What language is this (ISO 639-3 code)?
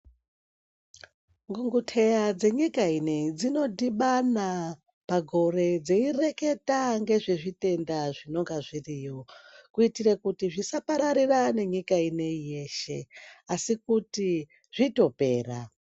ndc